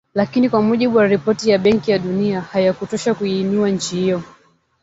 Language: Swahili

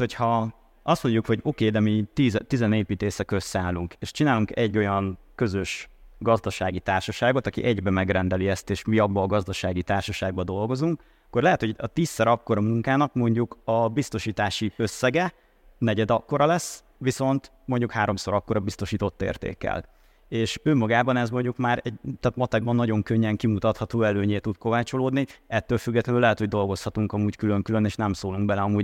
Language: Hungarian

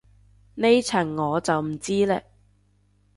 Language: Cantonese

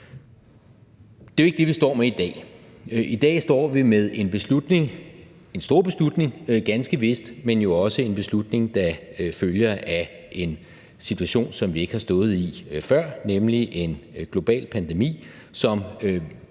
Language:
Danish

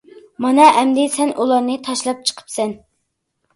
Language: Uyghur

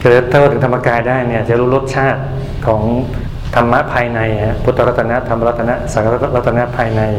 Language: Thai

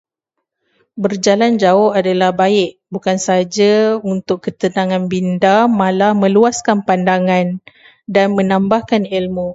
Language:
Malay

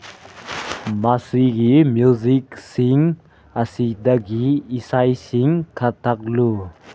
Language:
Manipuri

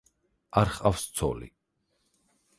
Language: Georgian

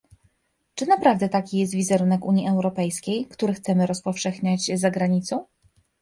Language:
Polish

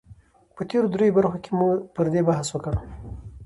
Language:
Pashto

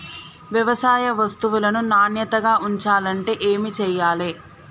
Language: Telugu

